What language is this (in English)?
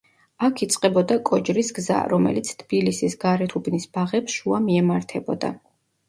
Georgian